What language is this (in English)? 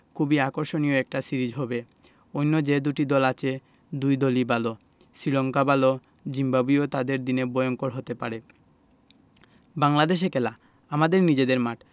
Bangla